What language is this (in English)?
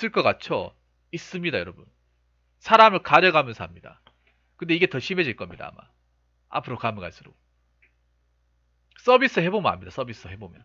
Korean